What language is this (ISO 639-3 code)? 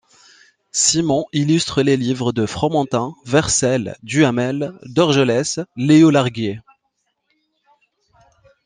fra